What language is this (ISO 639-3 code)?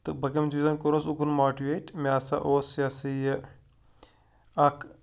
kas